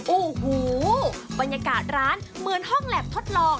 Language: Thai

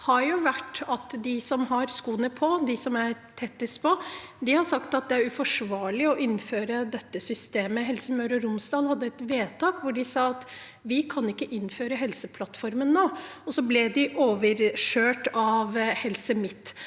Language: Norwegian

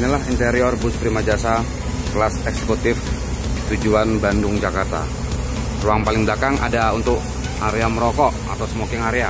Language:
Indonesian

